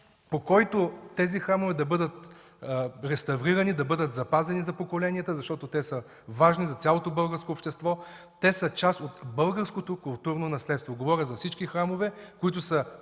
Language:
Bulgarian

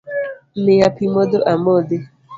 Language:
Luo (Kenya and Tanzania)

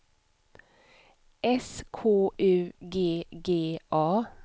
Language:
Swedish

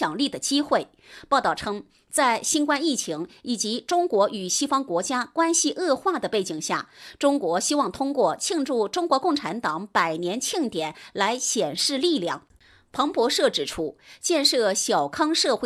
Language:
Chinese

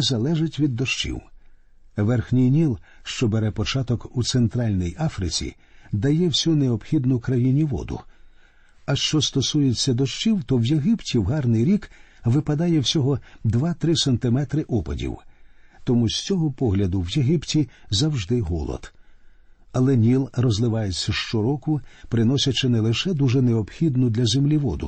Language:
Ukrainian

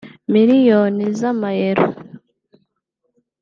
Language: Kinyarwanda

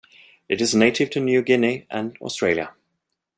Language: English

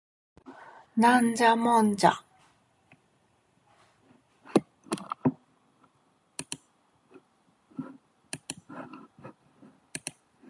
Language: Japanese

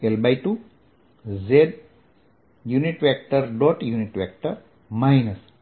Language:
Gujarati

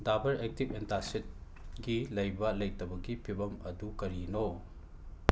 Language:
Manipuri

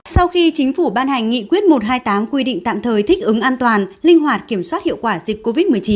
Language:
Vietnamese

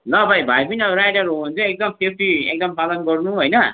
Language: Nepali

